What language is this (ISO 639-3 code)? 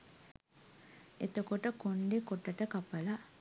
sin